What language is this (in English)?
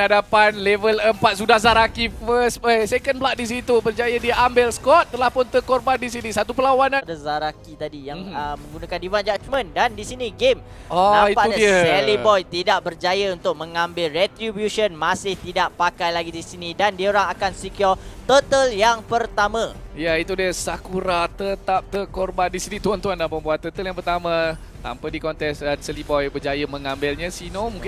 Malay